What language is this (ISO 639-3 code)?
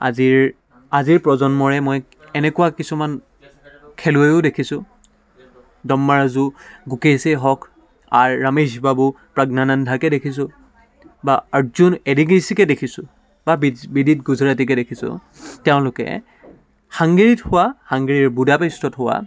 asm